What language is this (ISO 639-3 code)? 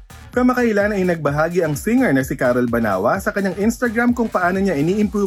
fil